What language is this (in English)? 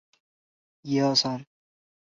Chinese